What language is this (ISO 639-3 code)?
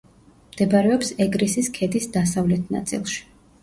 kat